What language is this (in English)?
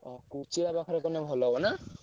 Odia